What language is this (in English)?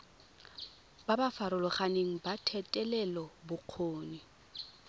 Tswana